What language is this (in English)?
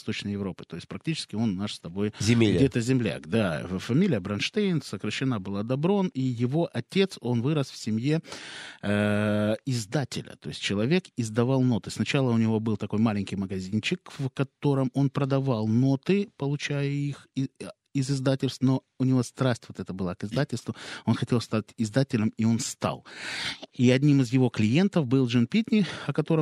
Russian